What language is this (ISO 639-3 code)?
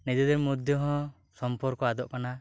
sat